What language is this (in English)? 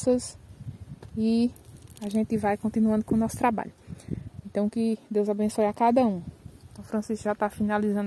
Portuguese